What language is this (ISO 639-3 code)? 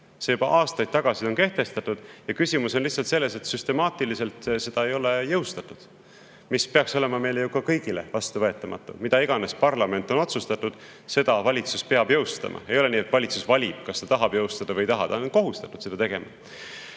est